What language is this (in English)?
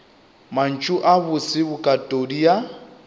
Northern Sotho